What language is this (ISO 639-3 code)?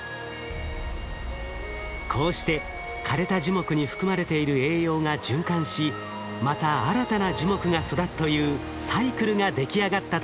jpn